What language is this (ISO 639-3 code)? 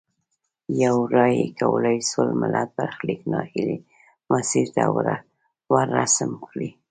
pus